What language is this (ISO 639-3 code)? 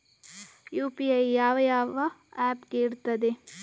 kan